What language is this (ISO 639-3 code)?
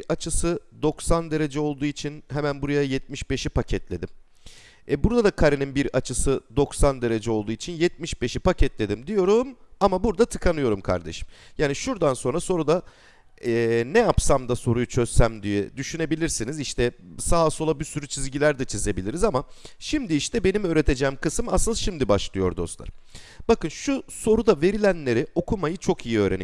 tur